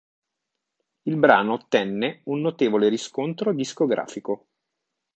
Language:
Italian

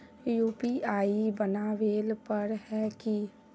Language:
Magahi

